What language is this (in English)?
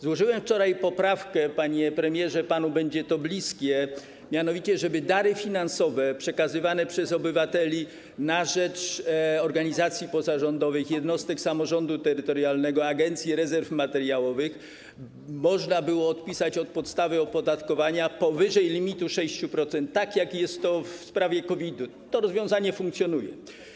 Polish